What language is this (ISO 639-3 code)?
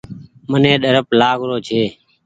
gig